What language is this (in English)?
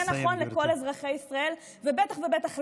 Hebrew